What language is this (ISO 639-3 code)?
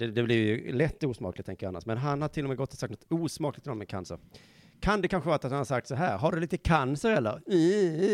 swe